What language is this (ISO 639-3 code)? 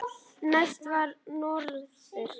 isl